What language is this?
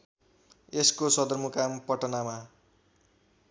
Nepali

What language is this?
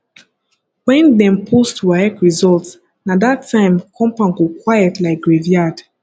Nigerian Pidgin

